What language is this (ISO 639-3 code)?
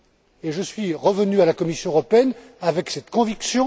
fra